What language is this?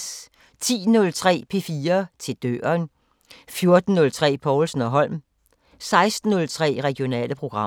Danish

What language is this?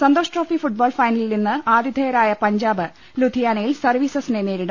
Malayalam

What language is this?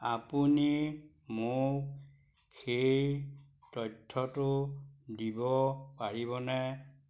Assamese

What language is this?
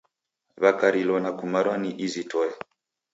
Taita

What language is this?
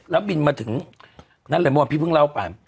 Thai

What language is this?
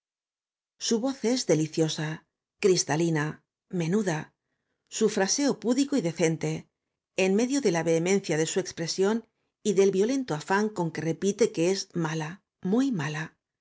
Spanish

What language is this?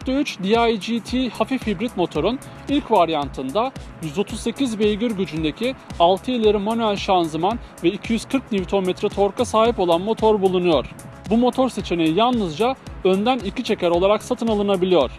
Turkish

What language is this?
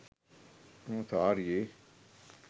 Sinhala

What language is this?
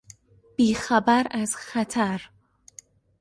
Persian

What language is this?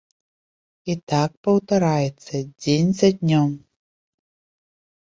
Belarusian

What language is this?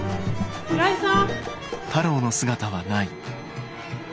Japanese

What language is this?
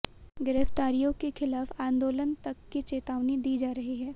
Hindi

